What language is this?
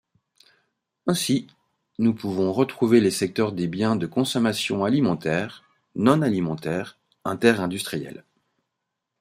French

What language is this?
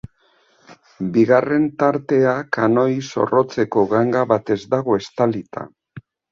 Basque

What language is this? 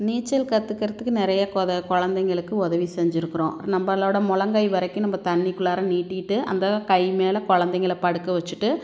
Tamil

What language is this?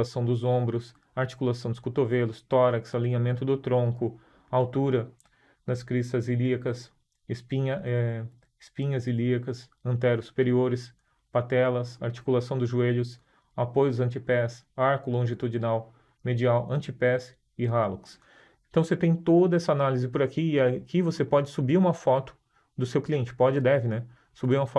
Portuguese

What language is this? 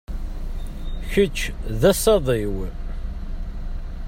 Kabyle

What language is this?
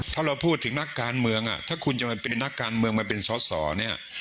Thai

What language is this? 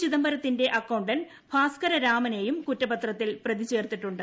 Malayalam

